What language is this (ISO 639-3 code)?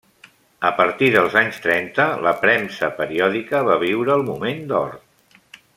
cat